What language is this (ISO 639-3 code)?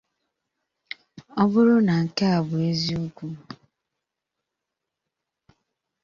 ibo